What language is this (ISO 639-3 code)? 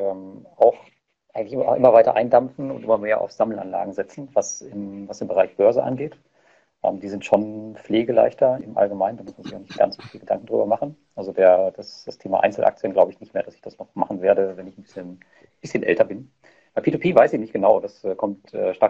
deu